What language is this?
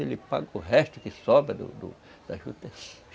Portuguese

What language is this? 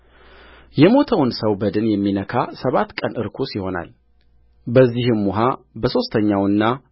Amharic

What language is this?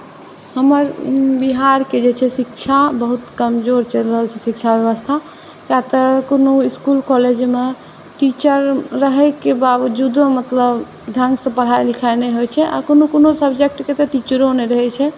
Maithili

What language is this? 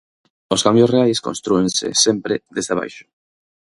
Galician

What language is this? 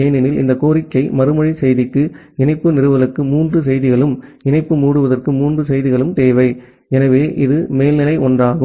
Tamil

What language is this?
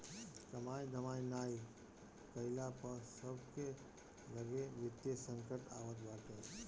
Bhojpuri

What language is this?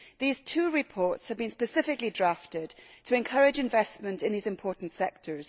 English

